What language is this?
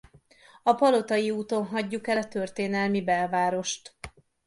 Hungarian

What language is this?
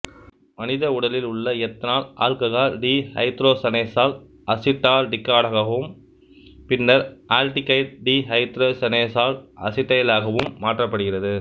Tamil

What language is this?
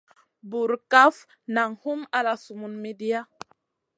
Masana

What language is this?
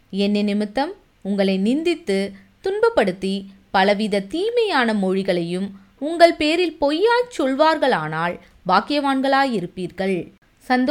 Tamil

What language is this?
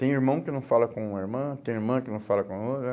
Portuguese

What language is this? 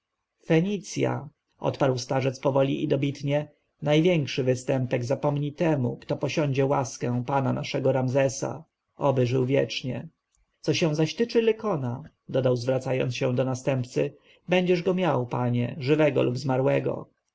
Polish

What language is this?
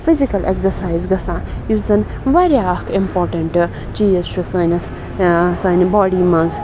Kashmiri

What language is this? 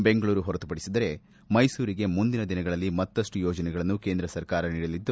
Kannada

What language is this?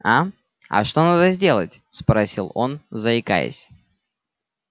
Russian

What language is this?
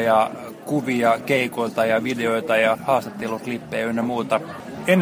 Finnish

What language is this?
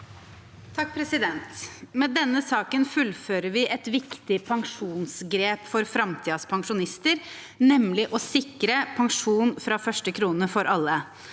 Norwegian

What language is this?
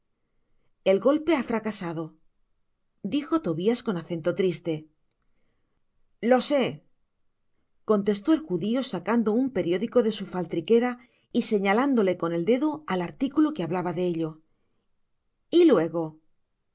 Spanish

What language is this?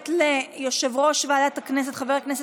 Hebrew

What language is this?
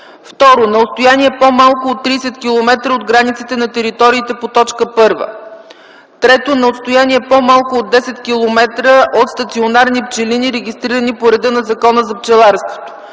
Bulgarian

